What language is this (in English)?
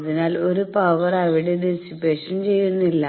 Malayalam